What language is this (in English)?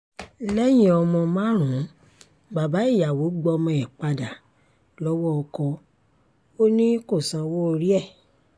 Yoruba